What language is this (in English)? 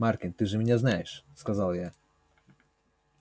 Russian